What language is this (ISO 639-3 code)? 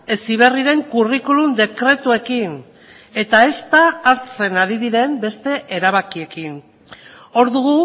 eus